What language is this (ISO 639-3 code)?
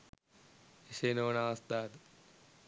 sin